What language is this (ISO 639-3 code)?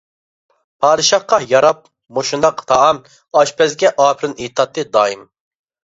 uig